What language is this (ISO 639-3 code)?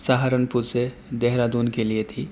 urd